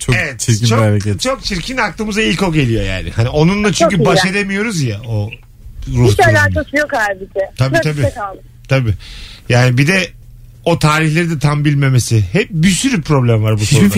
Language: Turkish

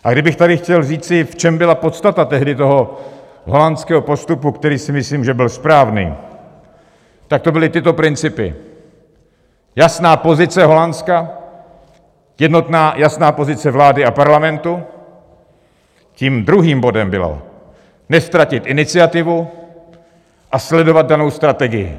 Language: Czech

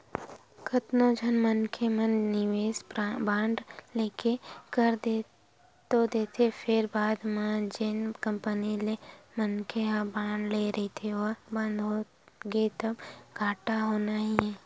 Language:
Chhattisgarhi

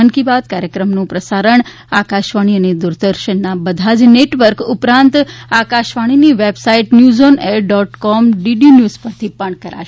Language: Gujarati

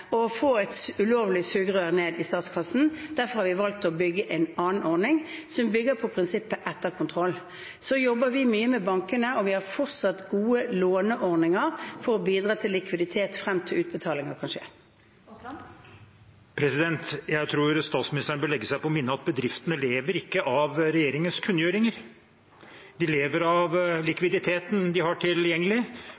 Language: Norwegian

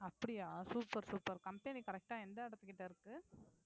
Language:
Tamil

